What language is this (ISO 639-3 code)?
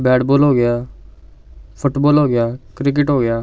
pan